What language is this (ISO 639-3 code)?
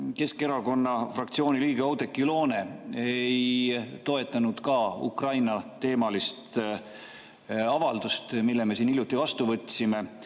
est